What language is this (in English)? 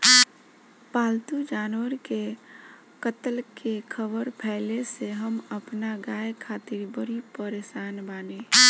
Bhojpuri